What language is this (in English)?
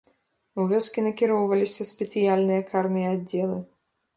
Belarusian